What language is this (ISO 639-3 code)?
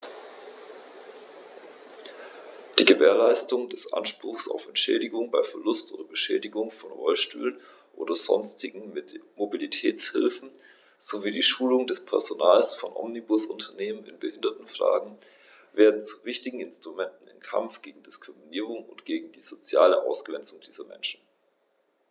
deu